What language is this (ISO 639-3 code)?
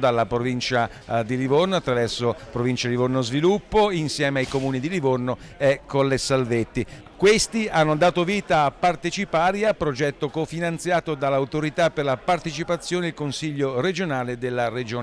ita